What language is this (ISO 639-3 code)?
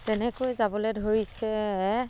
asm